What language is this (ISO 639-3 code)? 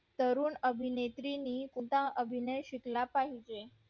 mar